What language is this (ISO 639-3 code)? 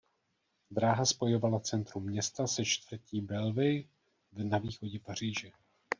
ces